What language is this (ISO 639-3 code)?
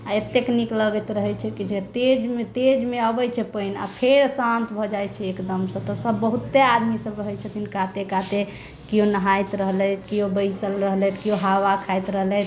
mai